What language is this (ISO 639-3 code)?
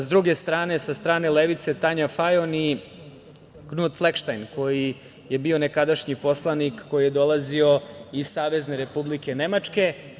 srp